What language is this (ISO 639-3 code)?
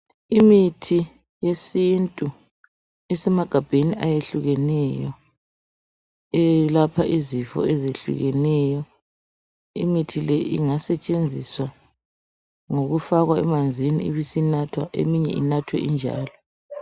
nde